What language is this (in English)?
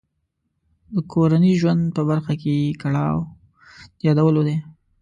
Pashto